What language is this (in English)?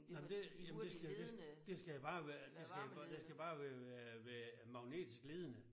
Danish